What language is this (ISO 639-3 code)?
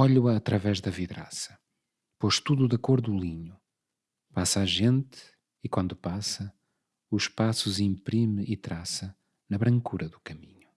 por